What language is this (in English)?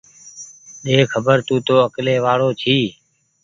Goaria